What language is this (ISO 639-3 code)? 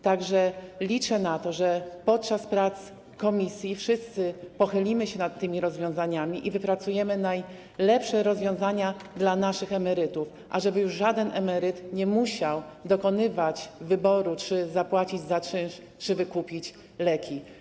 pol